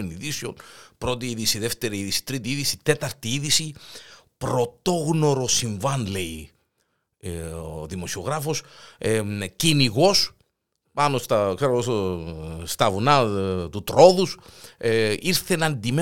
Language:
Greek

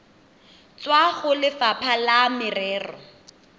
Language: Tswana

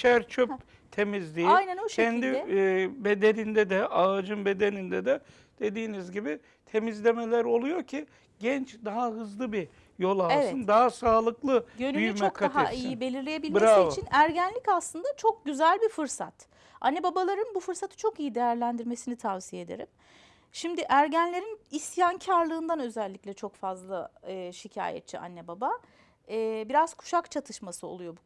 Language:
Turkish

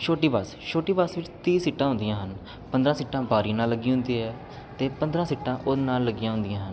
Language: Punjabi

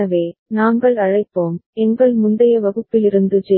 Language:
Tamil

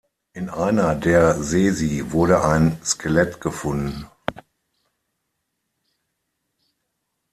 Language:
German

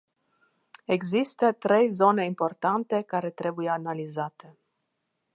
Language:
Romanian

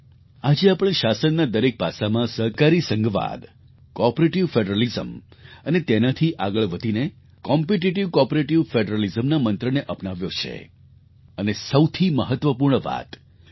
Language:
Gujarati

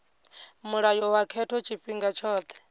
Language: Venda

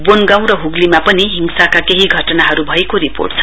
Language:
Nepali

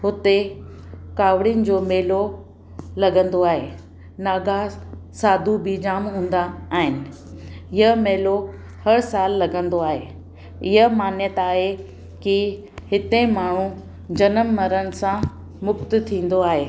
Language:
Sindhi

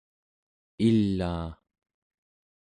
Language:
Central Yupik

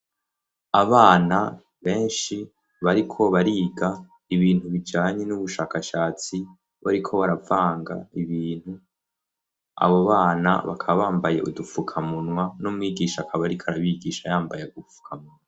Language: Rundi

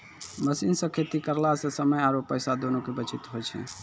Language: Maithili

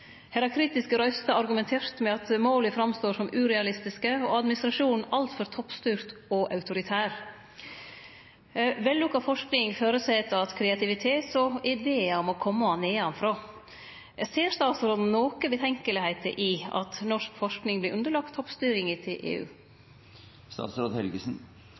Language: Norwegian Nynorsk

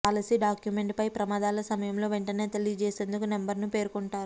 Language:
Telugu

